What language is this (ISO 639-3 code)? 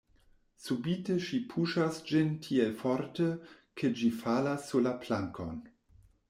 epo